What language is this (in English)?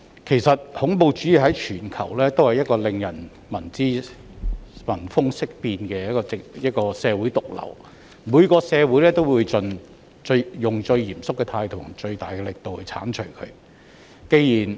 Cantonese